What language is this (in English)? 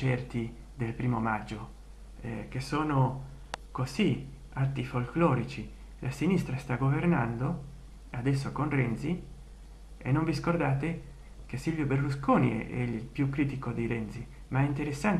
Italian